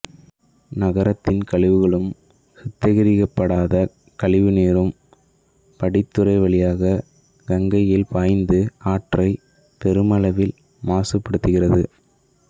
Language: Tamil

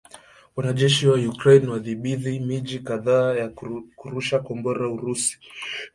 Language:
Swahili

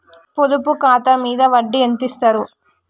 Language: Telugu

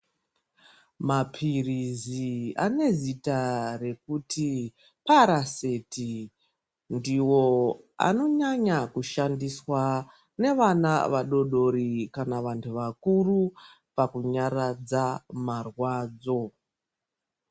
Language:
Ndau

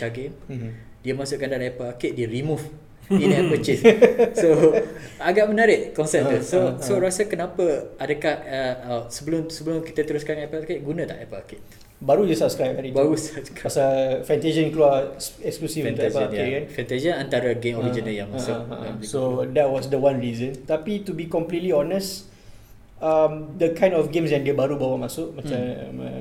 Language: Malay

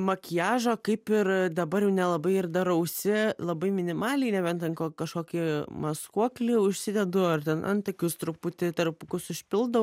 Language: Lithuanian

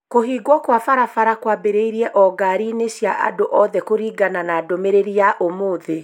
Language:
Kikuyu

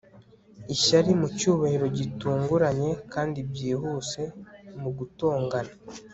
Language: Kinyarwanda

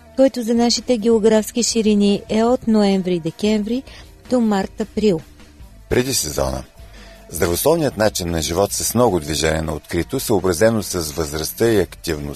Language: Bulgarian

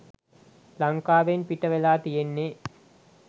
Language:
Sinhala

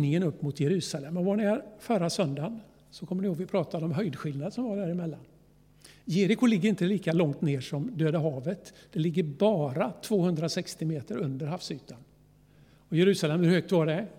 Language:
Swedish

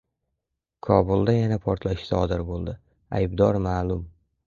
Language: Uzbek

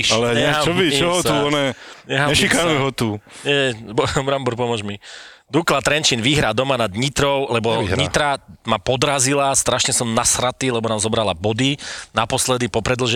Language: Slovak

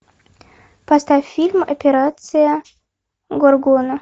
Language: Russian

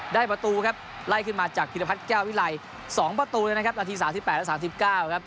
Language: Thai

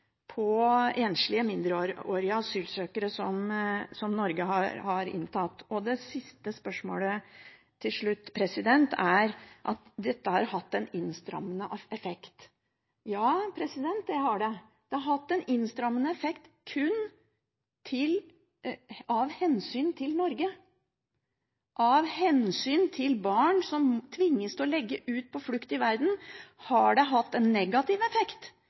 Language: Norwegian Bokmål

